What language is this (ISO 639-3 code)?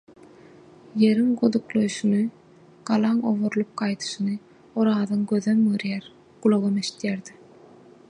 tuk